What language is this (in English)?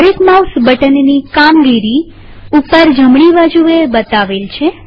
Gujarati